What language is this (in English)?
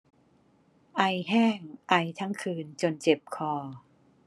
Thai